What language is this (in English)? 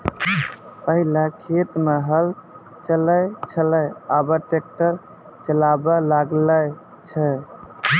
Maithili